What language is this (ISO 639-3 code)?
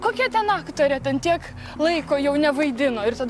lit